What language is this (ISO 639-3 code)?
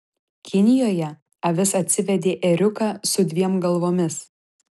lit